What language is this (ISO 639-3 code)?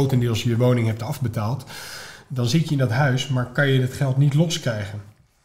nld